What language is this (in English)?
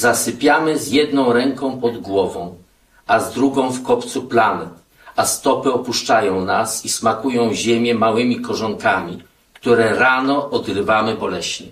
Polish